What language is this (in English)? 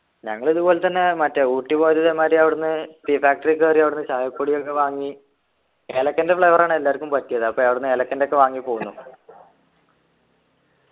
Malayalam